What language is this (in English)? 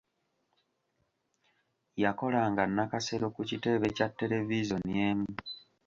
Ganda